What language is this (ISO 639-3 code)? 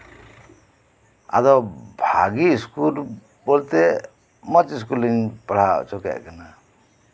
sat